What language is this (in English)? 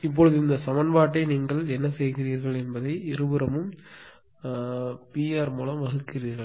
Tamil